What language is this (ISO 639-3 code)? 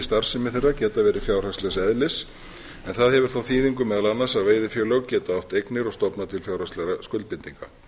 isl